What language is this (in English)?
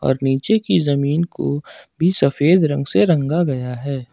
Hindi